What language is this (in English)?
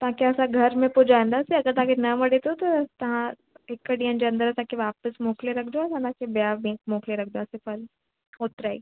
Sindhi